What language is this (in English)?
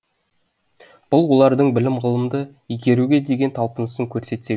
Kazakh